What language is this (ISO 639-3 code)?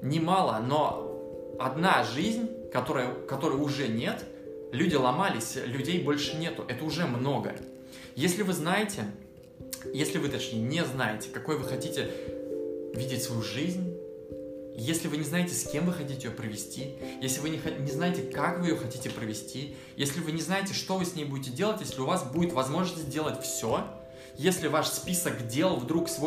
rus